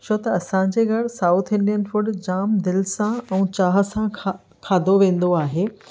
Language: Sindhi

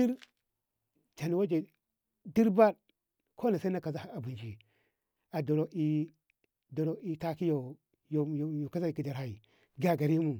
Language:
Ngamo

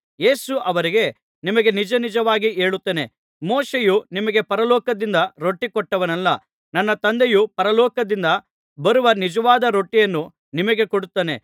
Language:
Kannada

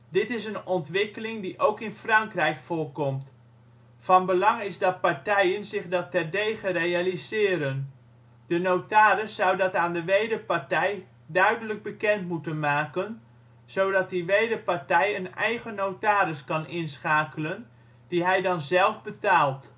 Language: Dutch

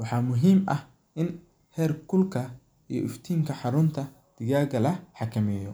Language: Somali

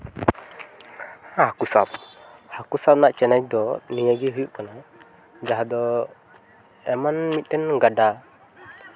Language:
Santali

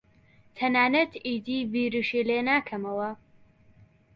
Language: Central Kurdish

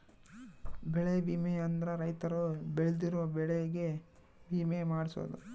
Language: Kannada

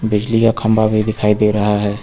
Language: Hindi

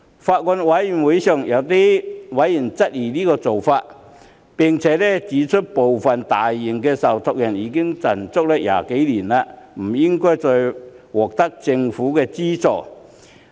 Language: Cantonese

